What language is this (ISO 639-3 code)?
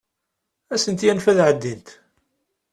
kab